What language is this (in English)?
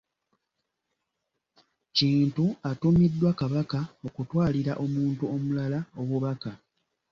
Ganda